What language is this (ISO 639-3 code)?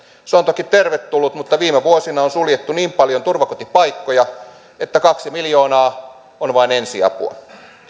fin